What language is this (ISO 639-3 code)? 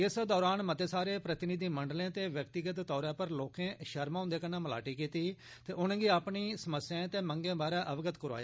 doi